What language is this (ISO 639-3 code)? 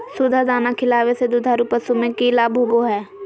mag